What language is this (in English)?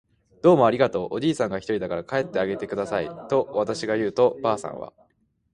Japanese